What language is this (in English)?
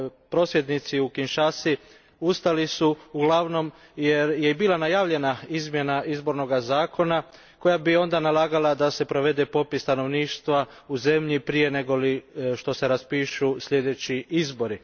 Croatian